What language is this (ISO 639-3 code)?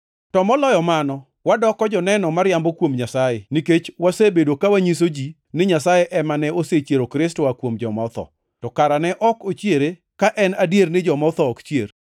luo